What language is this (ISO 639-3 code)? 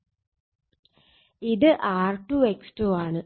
mal